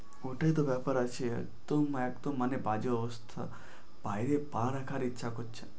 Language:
Bangla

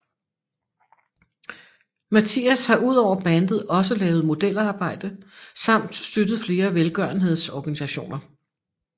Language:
Danish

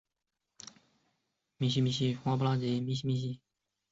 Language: Chinese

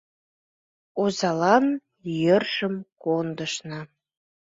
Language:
Mari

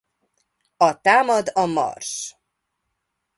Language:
Hungarian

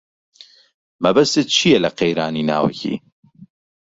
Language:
Central Kurdish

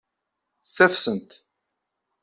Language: Kabyle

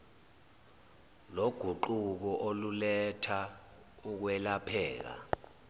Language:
Zulu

